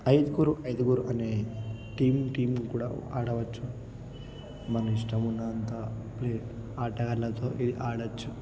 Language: Telugu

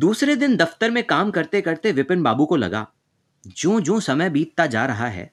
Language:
Hindi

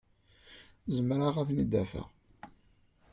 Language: Kabyle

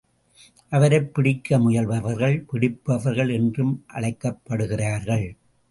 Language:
Tamil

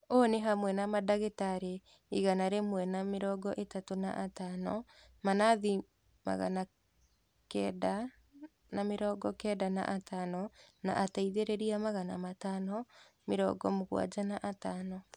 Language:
Kikuyu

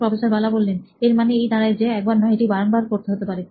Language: Bangla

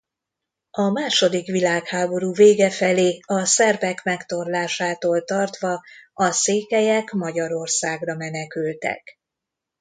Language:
Hungarian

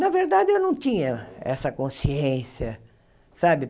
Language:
Portuguese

